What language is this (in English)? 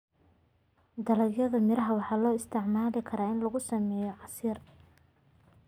Somali